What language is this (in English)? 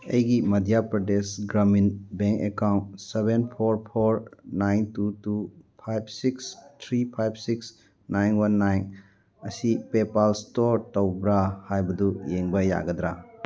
Manipuri